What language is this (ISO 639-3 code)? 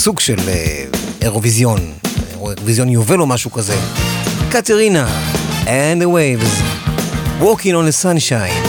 heb